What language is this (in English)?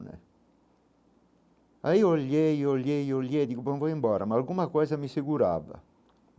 Portuguese